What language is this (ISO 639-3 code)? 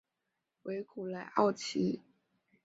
zho